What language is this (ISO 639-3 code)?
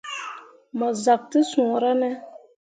mua